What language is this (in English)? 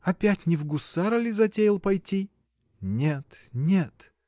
Russian